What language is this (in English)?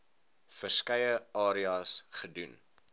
Afrikaans